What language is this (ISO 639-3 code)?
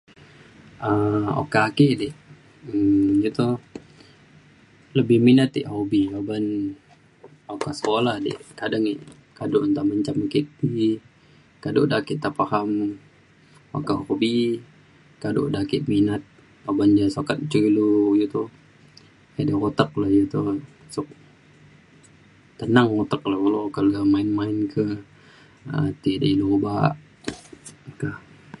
xkl